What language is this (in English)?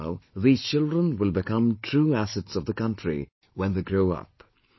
English